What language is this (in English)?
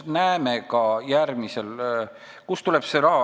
Estonian